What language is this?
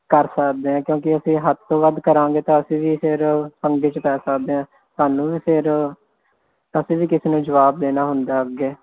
Punjabi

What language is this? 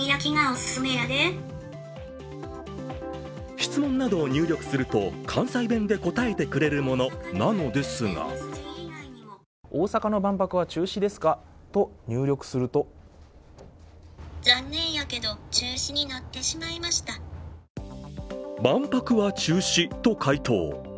Japanese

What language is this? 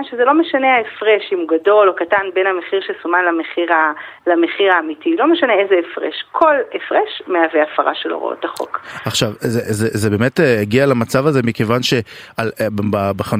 Hebrew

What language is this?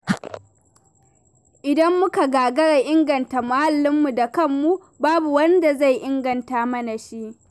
Hausa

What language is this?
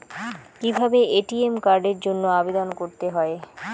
Bangla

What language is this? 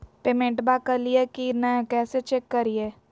Magahi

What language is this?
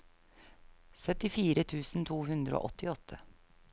Norwegian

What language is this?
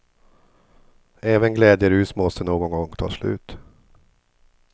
Swedish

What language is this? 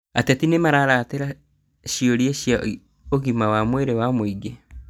Kikuyu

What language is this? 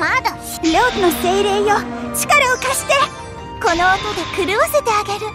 Japanese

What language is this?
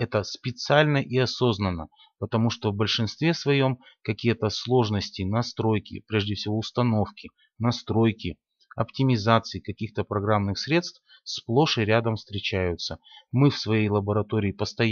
Russian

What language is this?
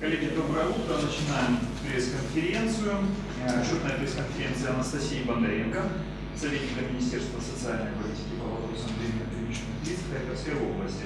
Russian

